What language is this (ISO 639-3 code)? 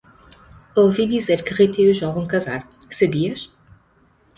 por